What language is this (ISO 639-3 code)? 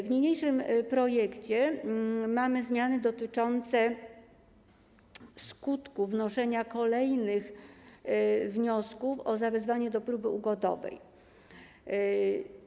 pol